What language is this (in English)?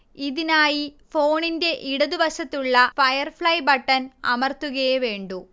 Malayalam